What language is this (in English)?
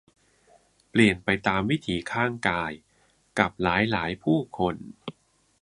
Thai